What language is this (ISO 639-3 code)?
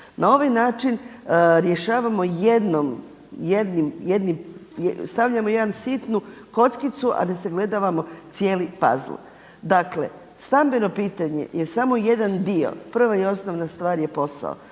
hrv